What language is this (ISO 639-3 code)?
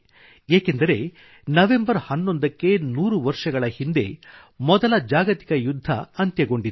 kan